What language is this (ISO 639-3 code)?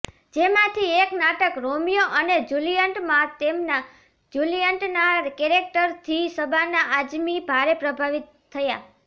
guj